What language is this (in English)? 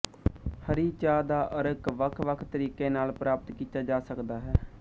Punjabi